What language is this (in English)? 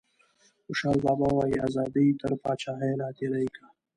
Pashto